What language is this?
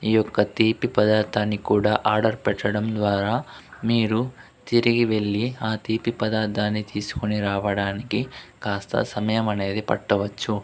Telugu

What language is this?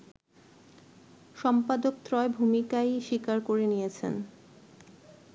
Bangla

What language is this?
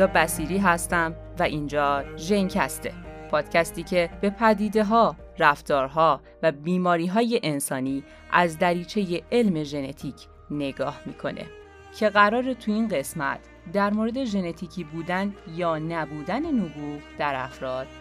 Persian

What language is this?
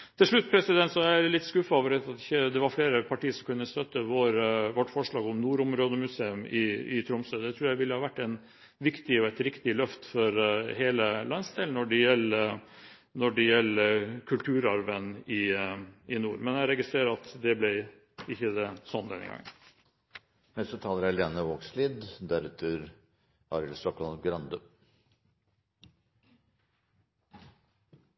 Norwegian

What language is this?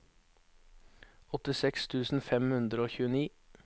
Norwegian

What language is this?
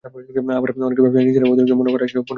Bangla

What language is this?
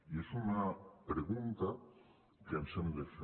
Catalan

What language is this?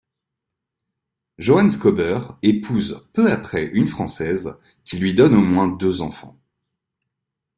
French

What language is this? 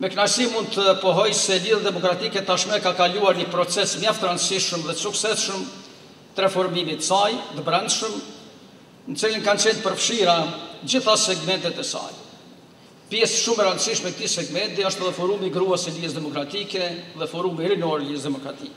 Romanian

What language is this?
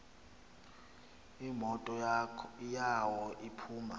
Xhosa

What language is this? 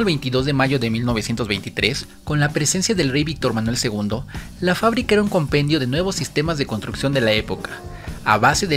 Spanish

